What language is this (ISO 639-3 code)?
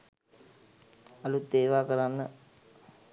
sin